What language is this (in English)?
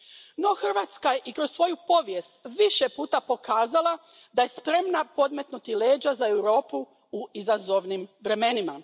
Croatian